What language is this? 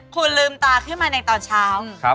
Thai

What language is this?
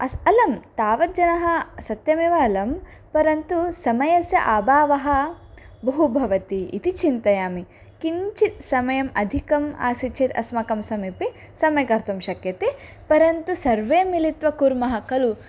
Sanskrit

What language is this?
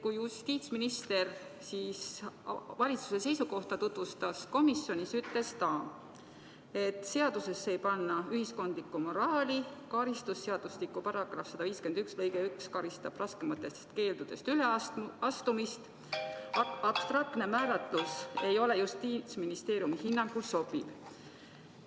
Estonian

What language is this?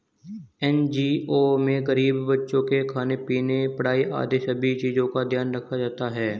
Hindi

